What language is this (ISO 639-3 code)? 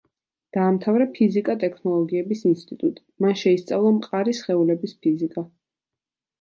kat